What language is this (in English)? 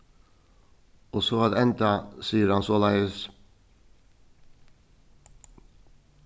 Faroese